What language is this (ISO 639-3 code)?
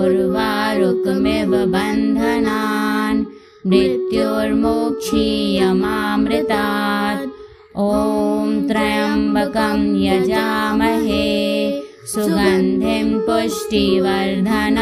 hin